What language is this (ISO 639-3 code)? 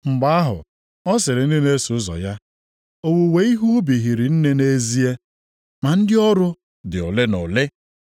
ibo